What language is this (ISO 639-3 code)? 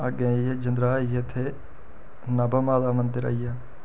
doi